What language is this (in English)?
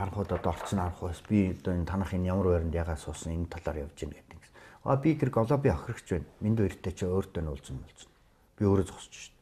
Romanian